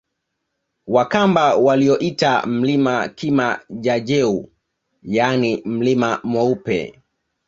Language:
Swahili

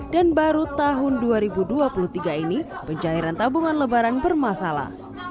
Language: Indonesian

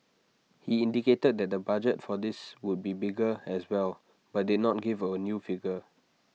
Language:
English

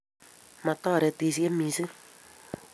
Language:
Kalenjin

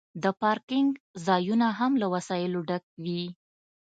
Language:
Pashto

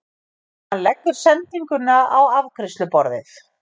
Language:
Icelandic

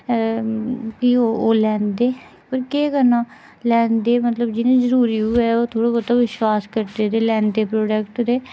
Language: Dogri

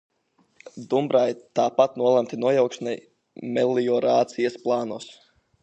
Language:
Latvian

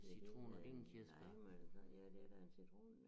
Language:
Danish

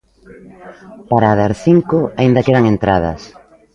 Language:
Galician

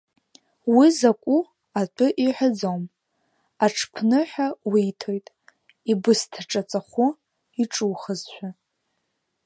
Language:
Abkhazian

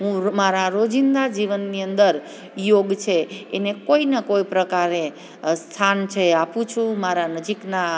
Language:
Gujarati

